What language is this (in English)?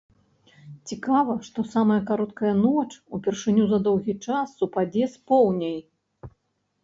Belarusian